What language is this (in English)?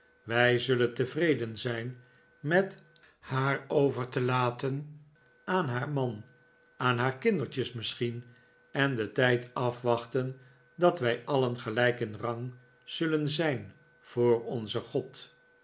Dutch